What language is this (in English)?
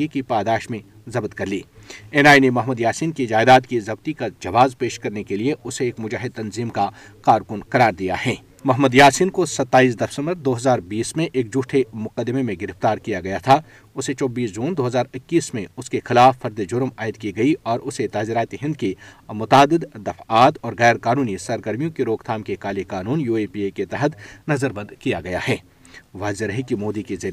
Urdu